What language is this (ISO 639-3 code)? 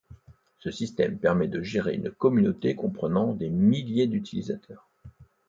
fra